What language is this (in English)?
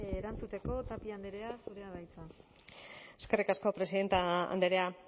Basque